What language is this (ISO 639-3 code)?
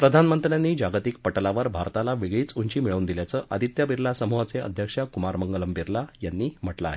mar